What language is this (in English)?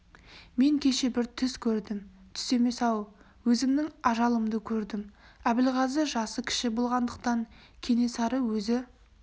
Kazakh